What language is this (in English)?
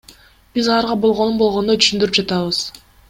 Kyrgyz